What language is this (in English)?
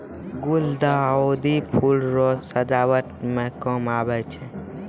Maithili